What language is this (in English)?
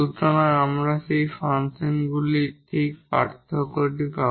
Bangla